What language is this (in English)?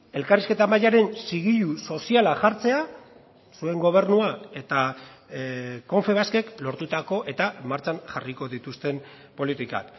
Basque